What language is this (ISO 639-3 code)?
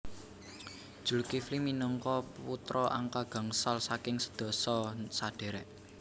jav